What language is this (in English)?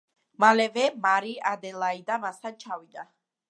Georgian